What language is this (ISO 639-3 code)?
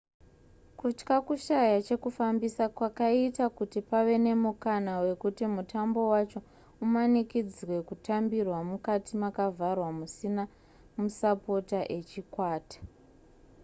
sna